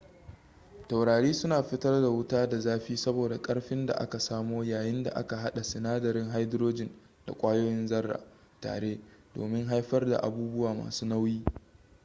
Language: Hausa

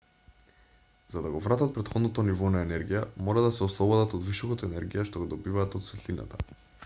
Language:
Macedonian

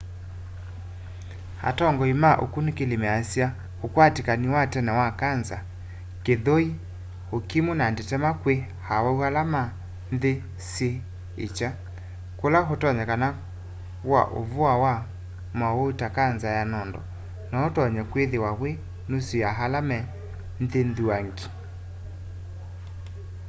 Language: Kamba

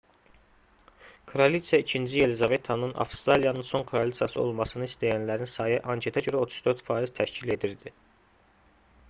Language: Azerbaijani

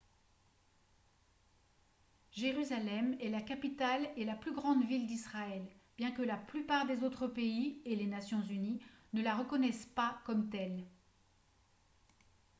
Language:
French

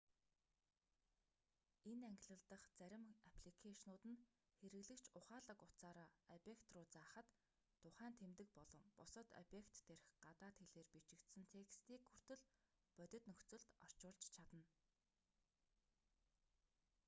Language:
Mongolian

